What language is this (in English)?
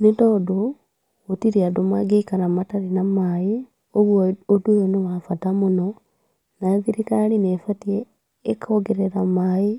Kikuyu